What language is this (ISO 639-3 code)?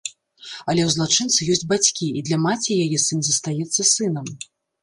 bel